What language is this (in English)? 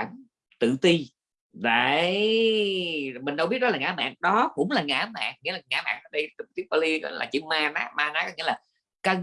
Vietnamese